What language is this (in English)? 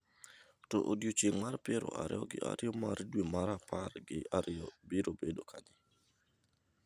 Luo (Kenya and Tanzania)